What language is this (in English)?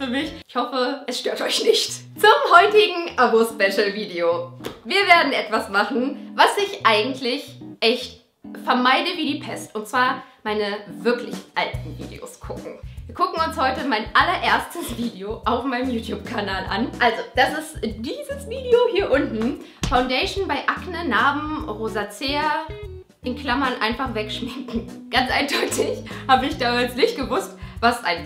German